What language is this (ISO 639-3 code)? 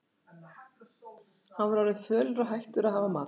isl